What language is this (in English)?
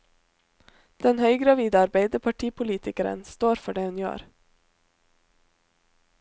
Norwegian